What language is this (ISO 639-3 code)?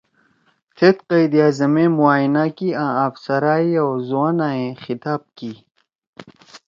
trw